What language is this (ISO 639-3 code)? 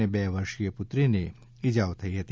guj